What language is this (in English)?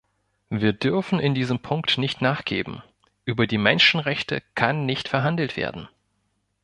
German